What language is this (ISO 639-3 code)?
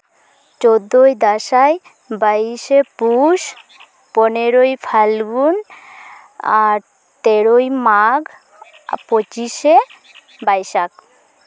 sat